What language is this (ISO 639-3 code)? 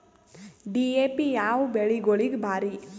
kan